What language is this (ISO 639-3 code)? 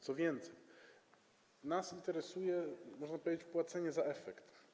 pol